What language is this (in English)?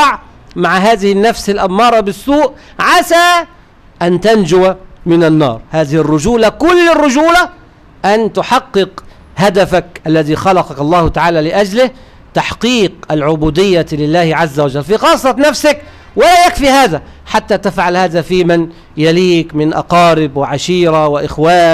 Arabic